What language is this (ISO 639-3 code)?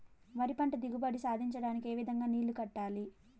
tel